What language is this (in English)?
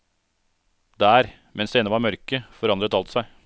Norwegian